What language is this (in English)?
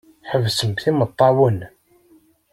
Kabyle